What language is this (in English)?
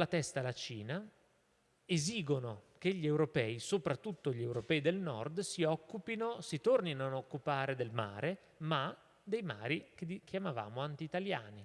Italian